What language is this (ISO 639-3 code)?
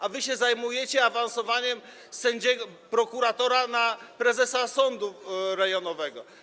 pol